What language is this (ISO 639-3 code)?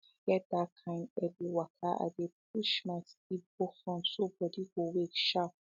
pcm